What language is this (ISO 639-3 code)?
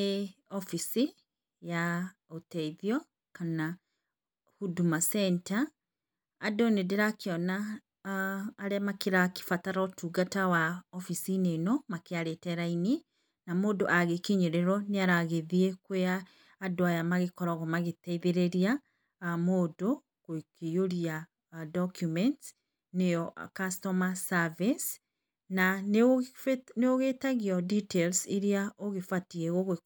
kik